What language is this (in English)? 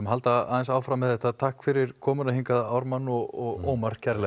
Icelandic